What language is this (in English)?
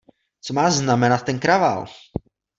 Czech